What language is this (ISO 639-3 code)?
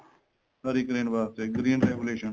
pan